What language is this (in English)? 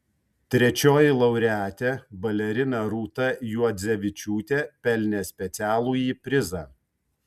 Lithuanian